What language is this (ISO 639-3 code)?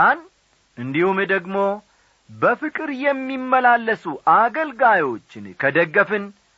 amh